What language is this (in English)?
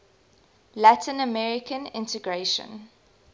English